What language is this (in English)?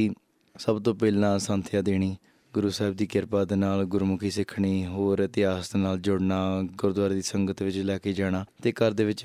Punjabi